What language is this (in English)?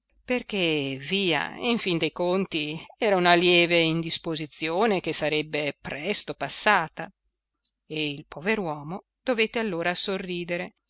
Italian